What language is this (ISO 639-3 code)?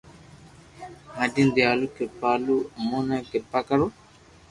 lrk